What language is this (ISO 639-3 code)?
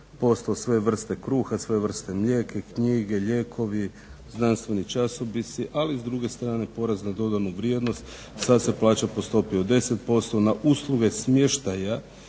hrv